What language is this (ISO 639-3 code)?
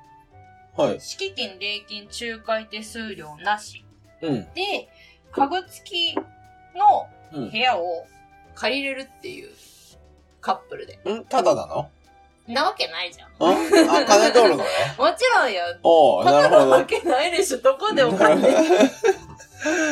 jpn